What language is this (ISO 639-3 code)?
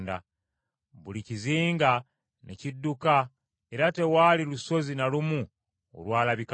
lug